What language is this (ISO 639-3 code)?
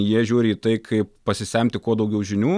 lit